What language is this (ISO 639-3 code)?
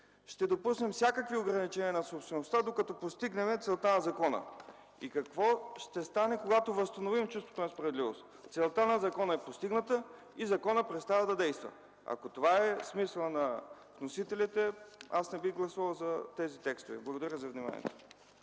bul